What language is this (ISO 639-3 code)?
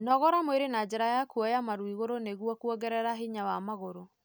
kik